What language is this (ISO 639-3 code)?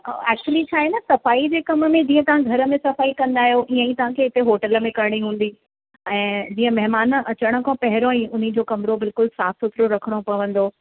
snd